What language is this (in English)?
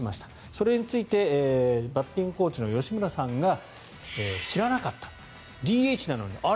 Japanese